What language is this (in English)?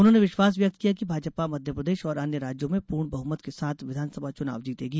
Hindi